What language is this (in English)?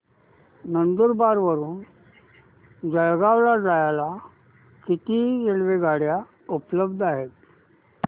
Marathi